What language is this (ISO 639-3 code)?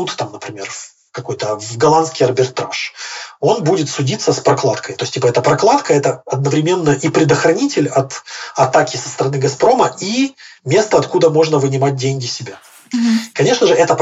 rus